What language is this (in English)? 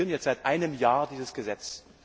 German